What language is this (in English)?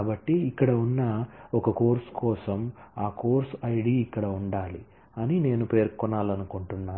Telugu